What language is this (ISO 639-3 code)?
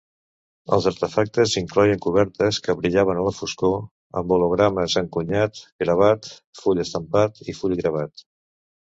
cat